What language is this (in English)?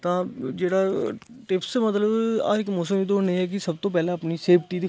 Dogri